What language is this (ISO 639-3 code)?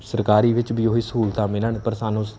pan